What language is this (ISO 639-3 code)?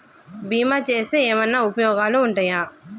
tel